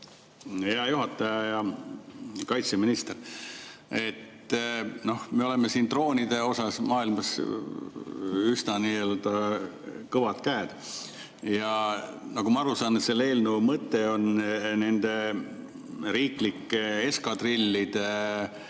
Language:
Estonian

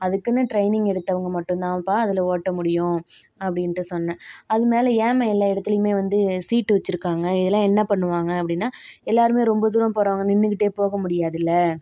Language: Tamil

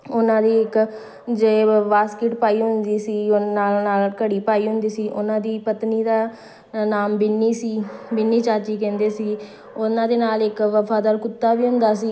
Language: Punjabi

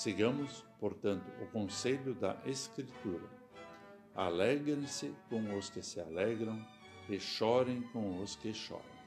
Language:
Portuguese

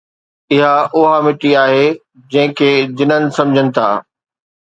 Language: Sindhi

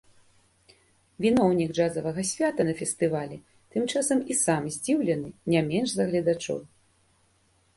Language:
Belarusian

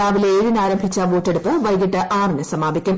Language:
Malayalam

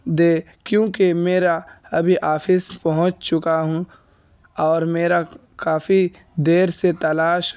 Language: Urdu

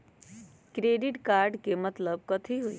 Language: Magahi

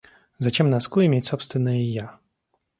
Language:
Russian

